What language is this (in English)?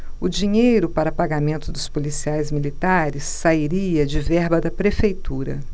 Portuguese